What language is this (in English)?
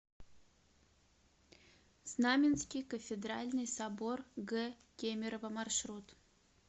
Russian